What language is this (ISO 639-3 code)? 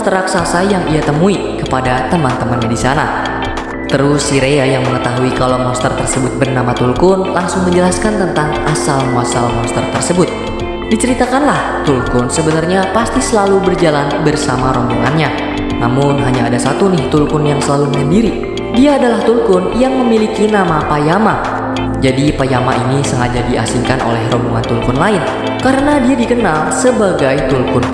ind